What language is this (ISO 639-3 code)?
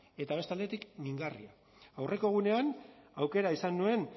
eus